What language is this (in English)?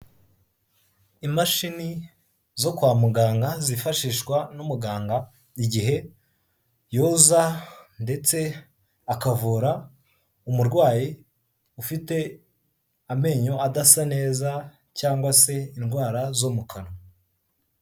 Kinyarwanda